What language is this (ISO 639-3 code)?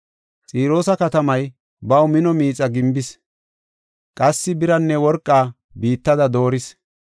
gof